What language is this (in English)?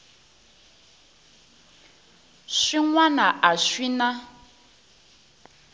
Tsonga